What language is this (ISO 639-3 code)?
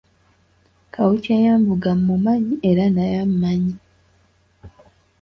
lug